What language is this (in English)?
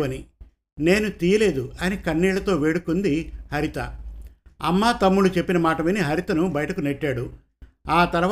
Telugu